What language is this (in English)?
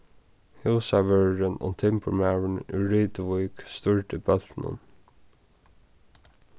Faroese